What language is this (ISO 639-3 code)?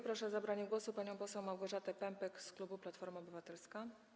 pol